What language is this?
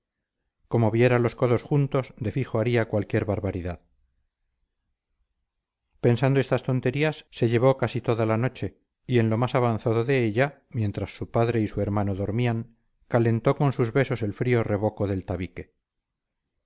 Spanish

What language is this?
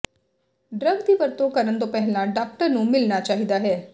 Punjabi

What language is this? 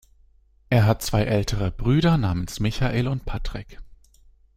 German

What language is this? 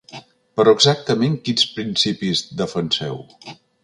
Catalan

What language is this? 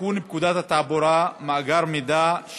Hebrew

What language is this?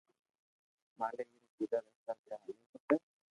Loarki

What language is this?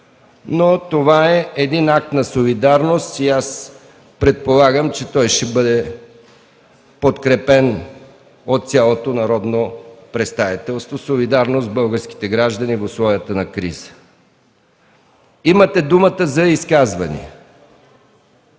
Bulgarian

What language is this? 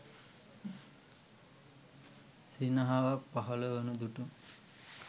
Sinhala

